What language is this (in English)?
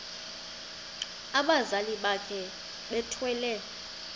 Xhosa